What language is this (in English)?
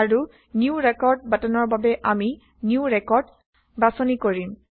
Assamese